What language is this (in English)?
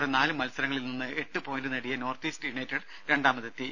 Malayalam